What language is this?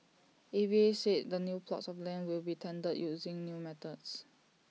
English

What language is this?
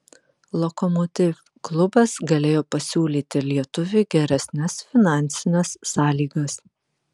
Lithuanian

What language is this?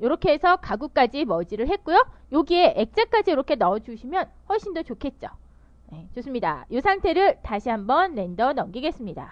Korean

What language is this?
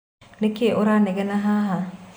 Kikuyu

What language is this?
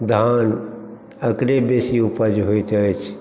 Maithili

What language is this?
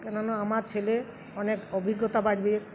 Bangla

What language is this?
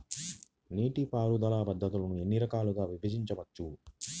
Telugu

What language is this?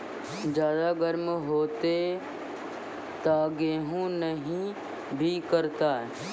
Maithili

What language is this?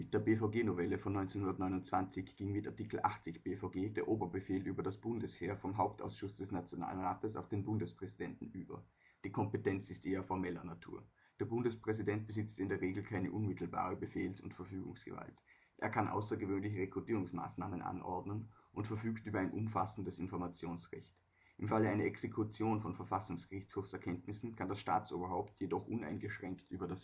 German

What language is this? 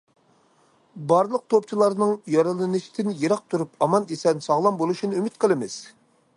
Uyghur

